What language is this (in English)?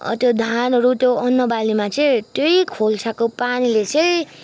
Nepali